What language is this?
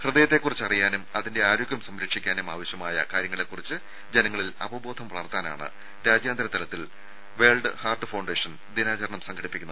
Malayalam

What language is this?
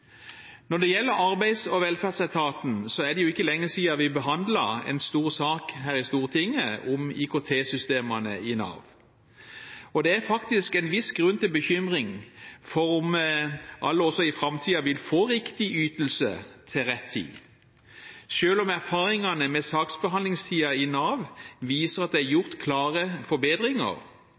Norwegian Bokmål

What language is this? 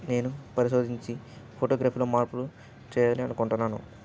Telugu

